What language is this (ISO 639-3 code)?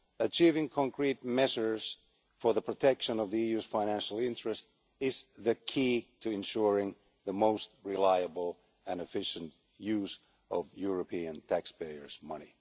eng